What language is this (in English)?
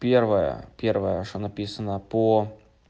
Russian